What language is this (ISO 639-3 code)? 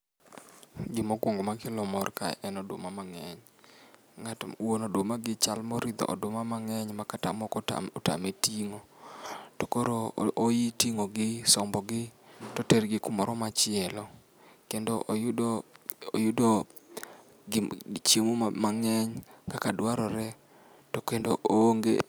luo